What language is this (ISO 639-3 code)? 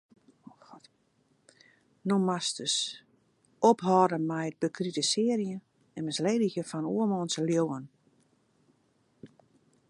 fry